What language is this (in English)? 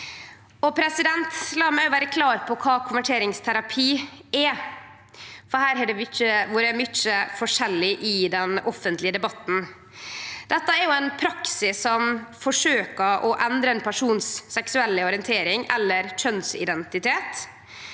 Norwegian